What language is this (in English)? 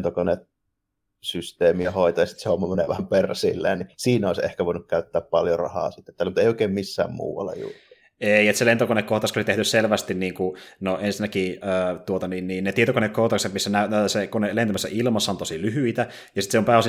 Finnish